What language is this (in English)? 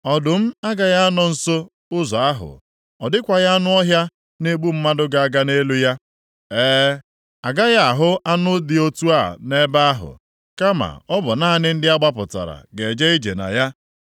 Igbo